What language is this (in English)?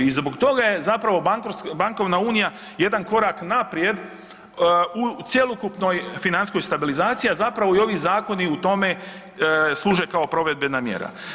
Croatian